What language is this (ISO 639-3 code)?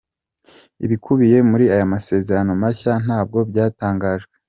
kin